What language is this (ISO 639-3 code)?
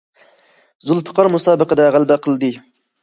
uig